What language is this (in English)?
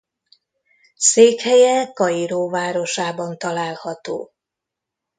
Hungarian